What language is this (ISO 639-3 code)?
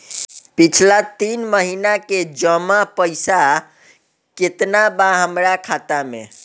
bho